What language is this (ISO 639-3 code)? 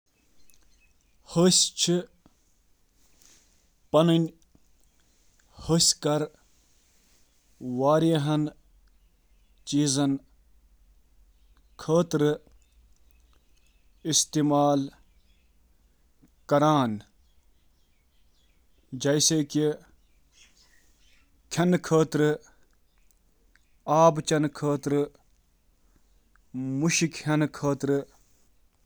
kas